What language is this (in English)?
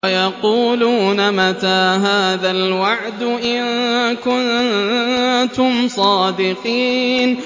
Arabic